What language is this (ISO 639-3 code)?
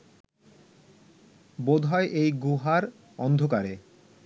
ben